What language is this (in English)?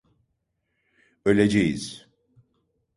Turkish